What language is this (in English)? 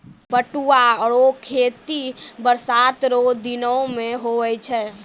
Maithili